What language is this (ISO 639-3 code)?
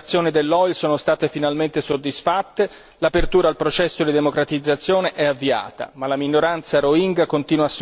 ita